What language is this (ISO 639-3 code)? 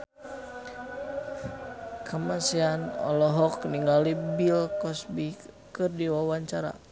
sun